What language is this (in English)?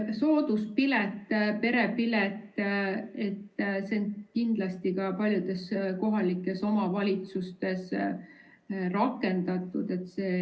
Estonian